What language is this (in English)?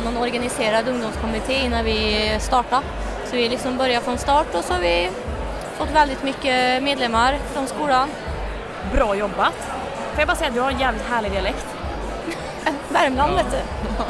Swedish